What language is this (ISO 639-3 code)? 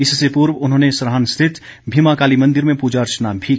hin